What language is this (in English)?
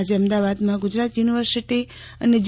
Gujarati